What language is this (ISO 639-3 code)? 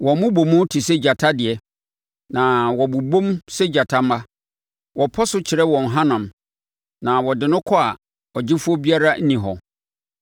aka